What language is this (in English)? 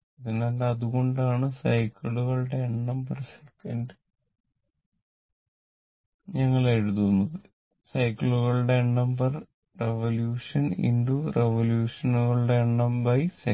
Malayalam